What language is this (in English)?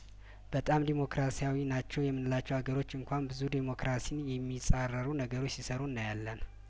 Amharic